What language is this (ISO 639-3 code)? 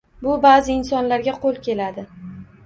uzb